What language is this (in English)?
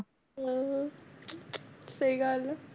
Punjabi